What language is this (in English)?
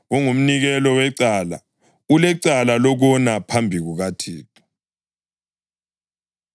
North Ndebele